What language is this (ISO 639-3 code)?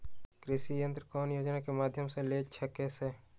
mag